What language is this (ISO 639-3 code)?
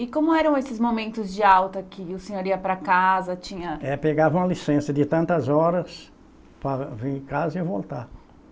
por